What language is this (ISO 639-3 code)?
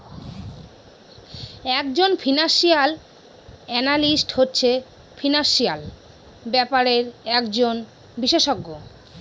ben